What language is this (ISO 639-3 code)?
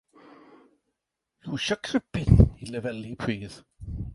cym